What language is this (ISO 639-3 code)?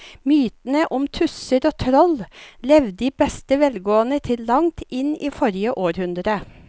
nor